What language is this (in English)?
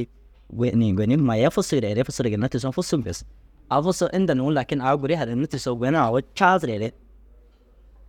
Dazaga